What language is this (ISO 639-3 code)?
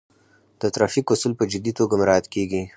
pus